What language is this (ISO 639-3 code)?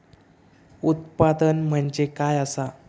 mar